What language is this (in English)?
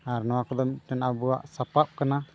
Santali